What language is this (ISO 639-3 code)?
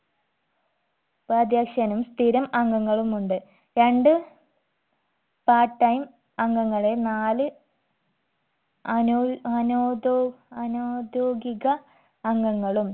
mal